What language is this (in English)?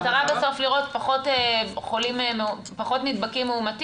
Hebrew